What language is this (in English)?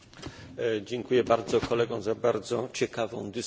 Polish